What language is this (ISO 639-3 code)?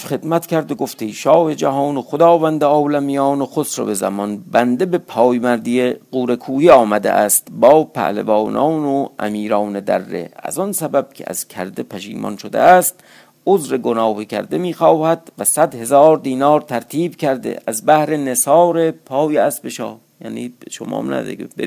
fas